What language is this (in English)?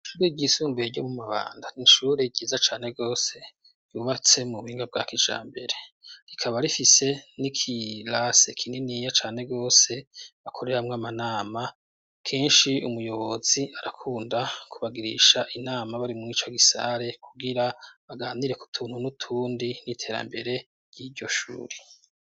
Rundi